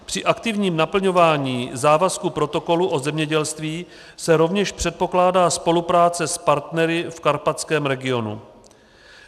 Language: Czech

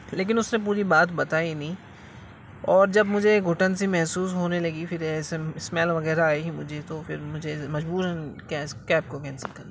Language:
Urdu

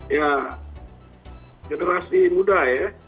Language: Indonesian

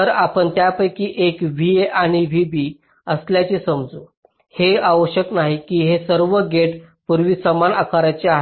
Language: Marathi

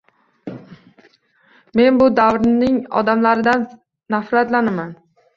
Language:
Uzbek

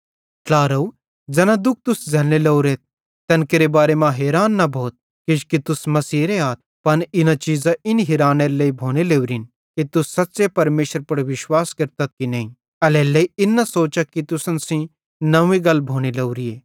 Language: Bhadrawahi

